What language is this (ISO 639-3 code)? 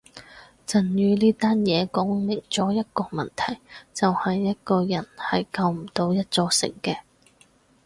yue